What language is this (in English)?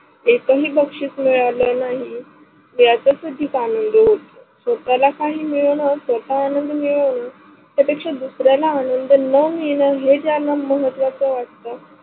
Marathi